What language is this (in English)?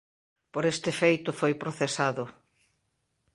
Galician